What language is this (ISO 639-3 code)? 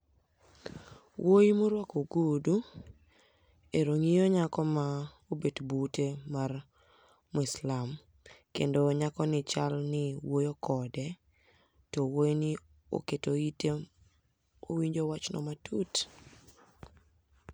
luo